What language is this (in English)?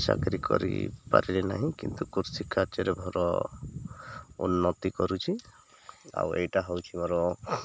Odia